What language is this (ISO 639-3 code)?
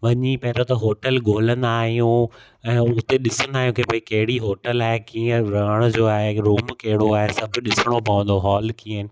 snd